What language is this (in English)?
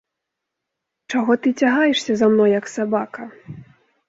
Belarusian